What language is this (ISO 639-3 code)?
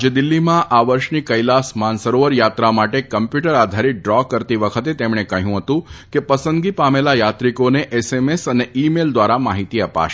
guj